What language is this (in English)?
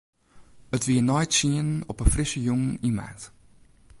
Western Frisian